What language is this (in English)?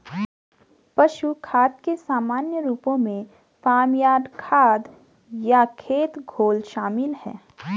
Hindi